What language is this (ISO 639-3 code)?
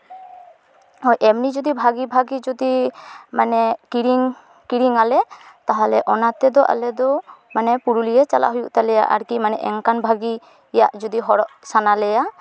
sat